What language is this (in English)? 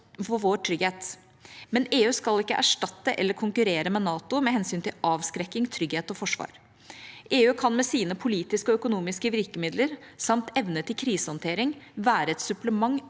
Norwegian